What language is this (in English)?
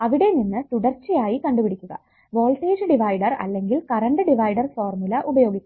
Malayalam